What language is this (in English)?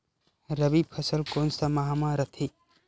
Chhattisgarhi